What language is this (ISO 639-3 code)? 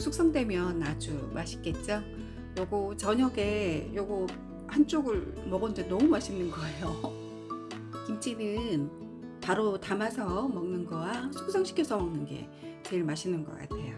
kor